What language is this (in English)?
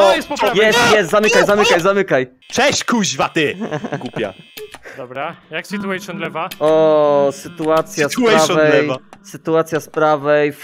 Polish